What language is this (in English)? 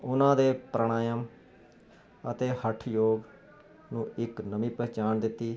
Punjabi